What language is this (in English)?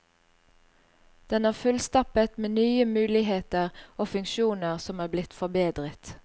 Norwegian